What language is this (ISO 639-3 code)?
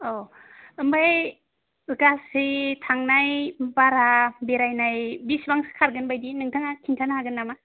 brx